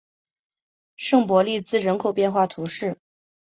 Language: Chinese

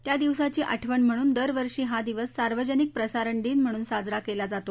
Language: Marathi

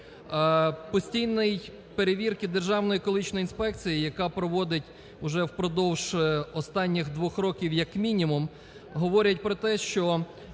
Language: Ukrainian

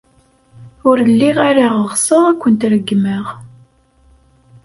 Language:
Kabyle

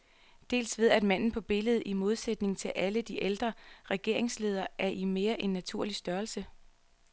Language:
Danish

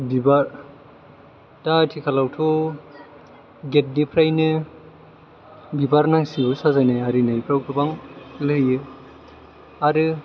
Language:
Bodo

